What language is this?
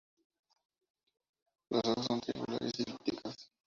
Spanish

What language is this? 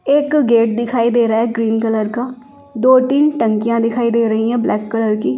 Hindi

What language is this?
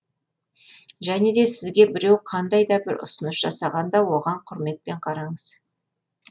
Kazakh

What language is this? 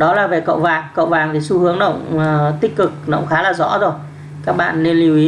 Vietnamese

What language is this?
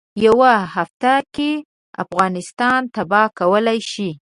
Pashto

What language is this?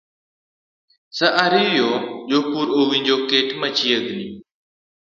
Luo (Kenya and Tanzania)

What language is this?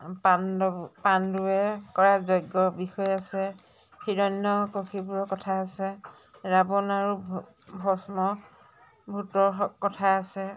Assamese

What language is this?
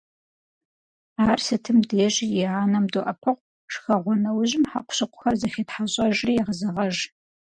Kabardian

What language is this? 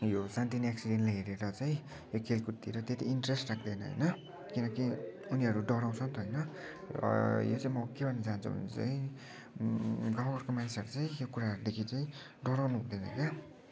Nepali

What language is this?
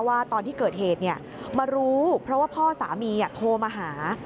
Thai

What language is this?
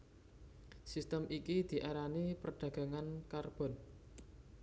Javanese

